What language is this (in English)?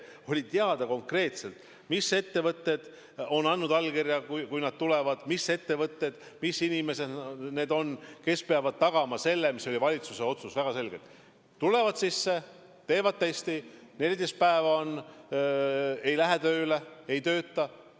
Estonian